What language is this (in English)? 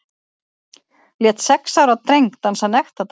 Icelandic